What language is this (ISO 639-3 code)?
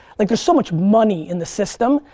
eng